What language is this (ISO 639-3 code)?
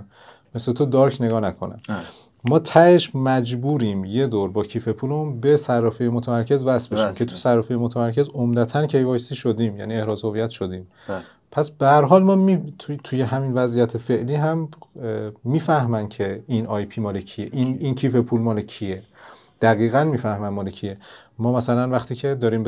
fas